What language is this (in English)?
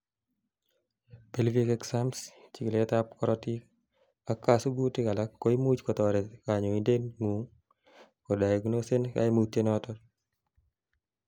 Kalenjin